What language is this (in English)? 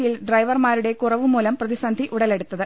Malayalam